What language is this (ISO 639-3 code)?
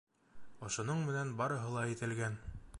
bak